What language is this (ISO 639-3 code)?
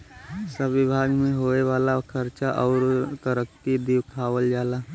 bho